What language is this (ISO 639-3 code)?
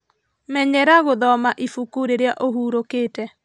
kik